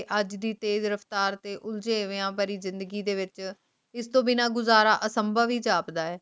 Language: Punjabi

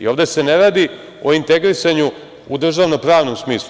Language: Serbian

